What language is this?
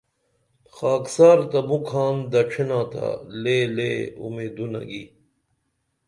Dameli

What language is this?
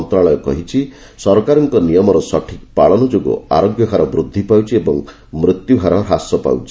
Odia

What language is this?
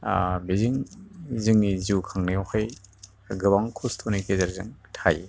Bodo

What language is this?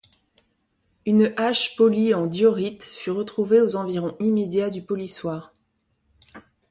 French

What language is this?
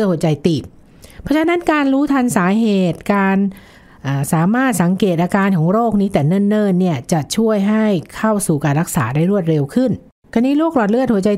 Thai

